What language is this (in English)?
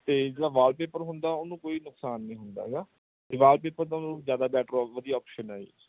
Punjabi